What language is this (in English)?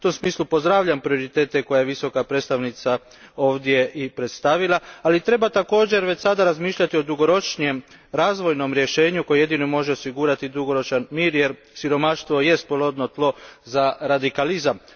Croatian